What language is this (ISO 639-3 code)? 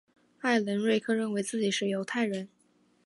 zho